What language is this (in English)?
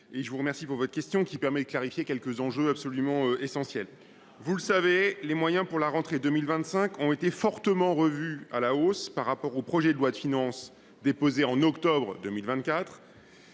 French